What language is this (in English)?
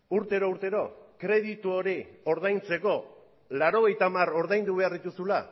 Basque